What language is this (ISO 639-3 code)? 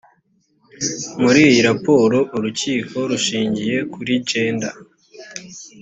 kin